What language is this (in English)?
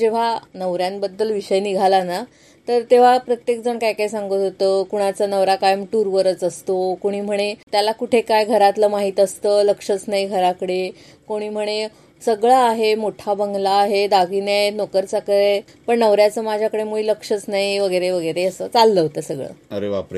Marathi